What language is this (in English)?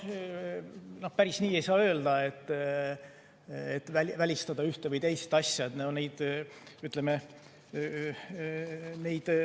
Estonian